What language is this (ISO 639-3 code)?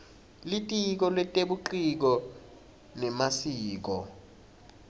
ssw